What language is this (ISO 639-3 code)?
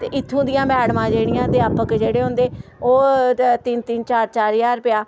doi